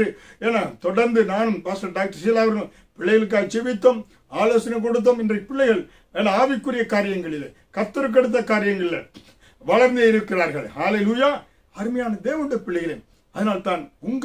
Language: Tamil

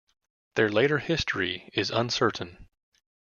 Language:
English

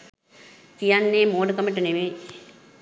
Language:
Sinhala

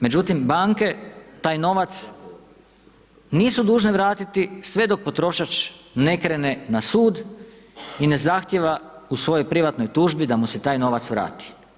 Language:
Croatian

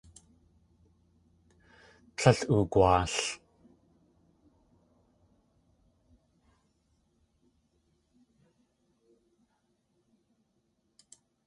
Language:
Tlingit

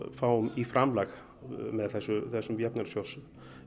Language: Icelandic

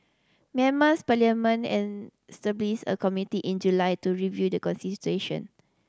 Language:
English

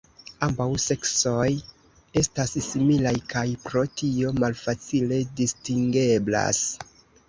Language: Esperanto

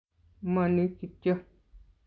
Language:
Kalenjin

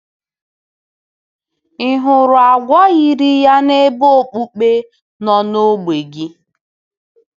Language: Igbo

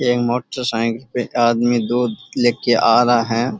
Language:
Rajasthani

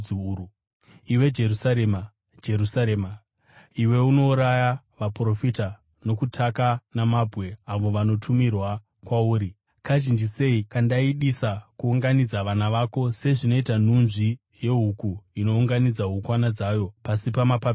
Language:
Shona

